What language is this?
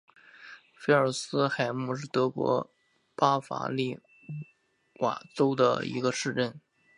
Chinese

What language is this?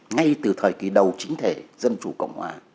Vietnamese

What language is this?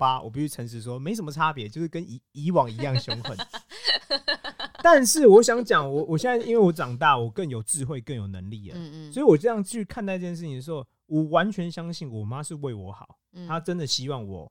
Chinese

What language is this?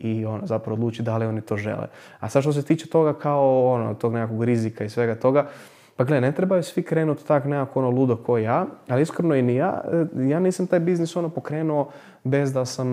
Croatian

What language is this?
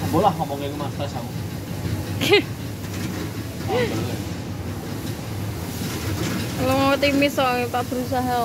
Indonesian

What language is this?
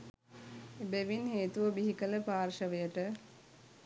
Sinhala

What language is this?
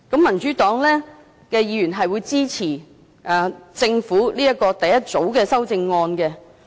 Cantonese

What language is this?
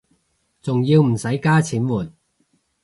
Cantonese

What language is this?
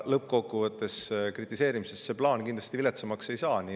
Estonian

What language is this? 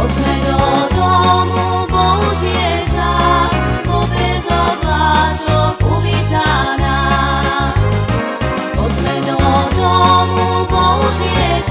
Slovak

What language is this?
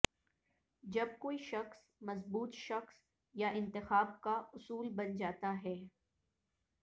Urdu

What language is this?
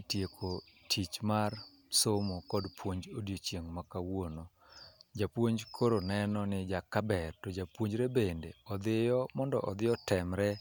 Luo (Kenya and Tanzania)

